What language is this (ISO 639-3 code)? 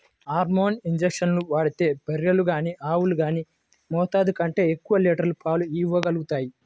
tel